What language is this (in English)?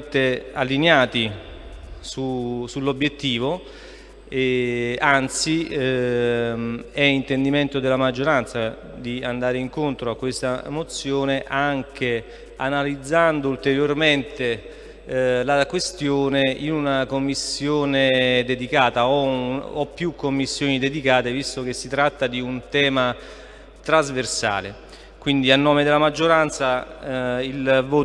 Italian